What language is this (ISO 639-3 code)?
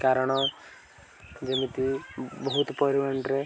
ori